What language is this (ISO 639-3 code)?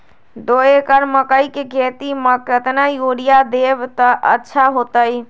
mag